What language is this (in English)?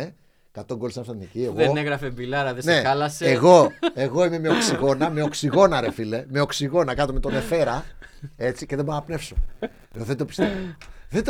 Greek